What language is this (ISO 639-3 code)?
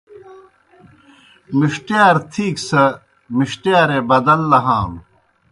plk